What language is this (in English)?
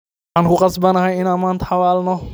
Somali